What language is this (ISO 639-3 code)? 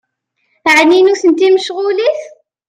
kab